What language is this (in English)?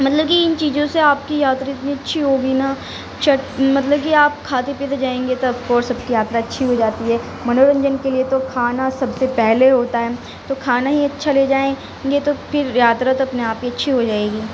Urdu